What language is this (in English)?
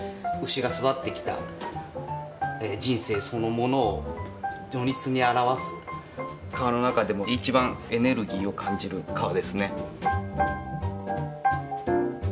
Japanese